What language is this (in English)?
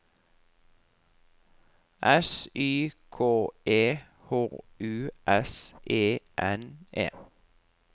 Norwegian